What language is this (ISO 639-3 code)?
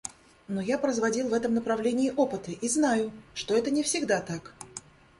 rus